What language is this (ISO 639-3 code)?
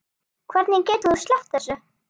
isl